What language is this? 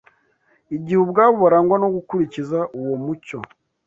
Kinyarwanda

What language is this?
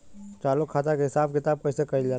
Bhojpuri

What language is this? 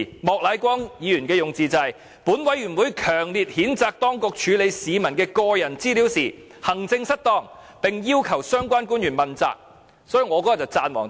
Cantonese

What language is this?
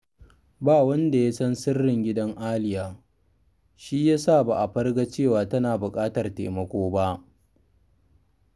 Hausa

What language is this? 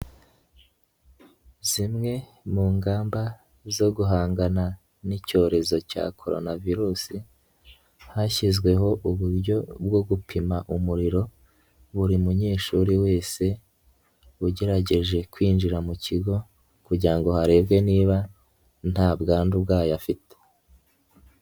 Kinyarwanda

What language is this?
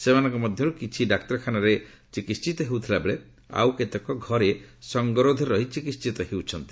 Odia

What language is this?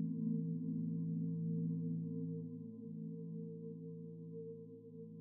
Dutch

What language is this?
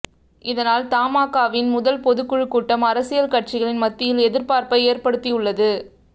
Tamil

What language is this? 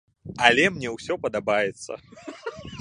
Belarusian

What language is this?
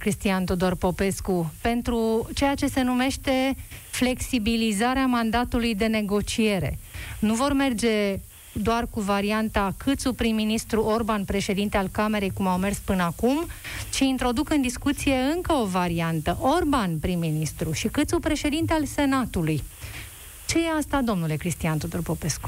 Romanian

